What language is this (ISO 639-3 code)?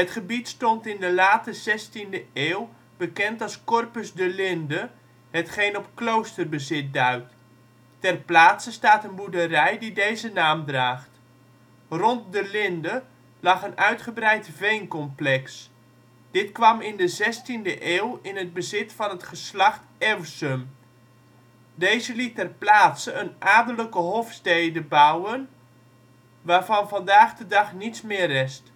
nld